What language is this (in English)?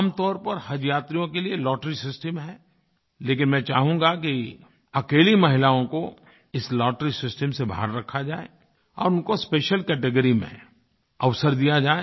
Hindi